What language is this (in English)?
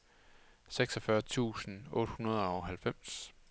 Danish